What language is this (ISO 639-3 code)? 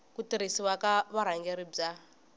tso